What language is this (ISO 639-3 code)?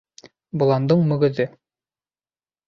bak